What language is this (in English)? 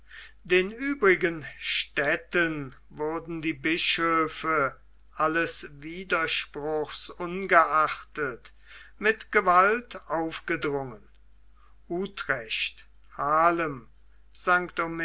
German